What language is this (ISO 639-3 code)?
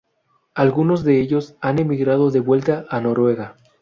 spa